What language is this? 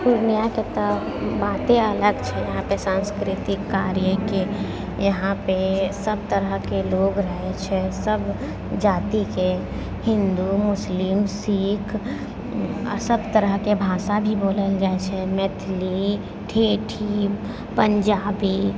Maithili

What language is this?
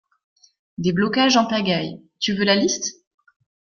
French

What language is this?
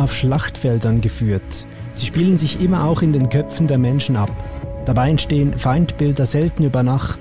German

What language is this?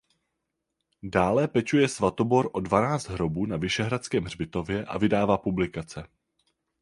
Czech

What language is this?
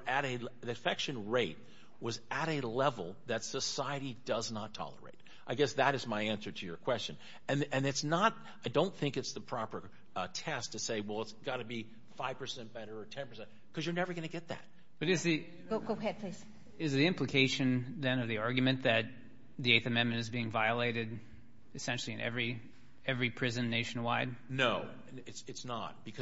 English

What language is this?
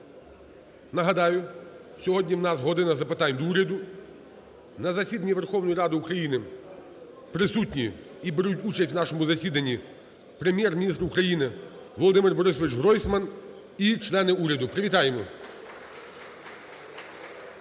Ukrainian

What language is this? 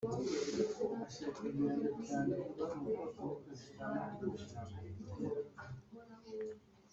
Kinyarwanda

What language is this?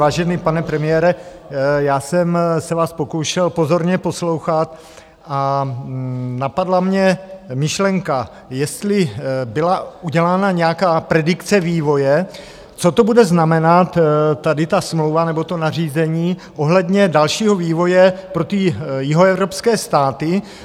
Czech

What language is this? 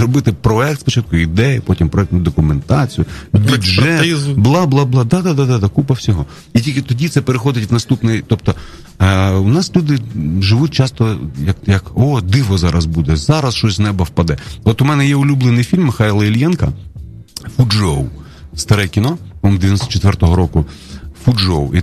Ukrainian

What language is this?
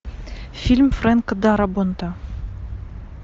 Russian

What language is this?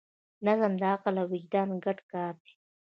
Pashto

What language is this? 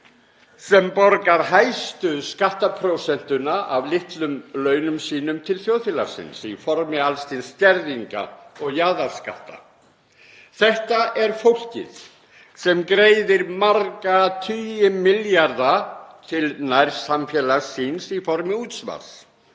Icelandic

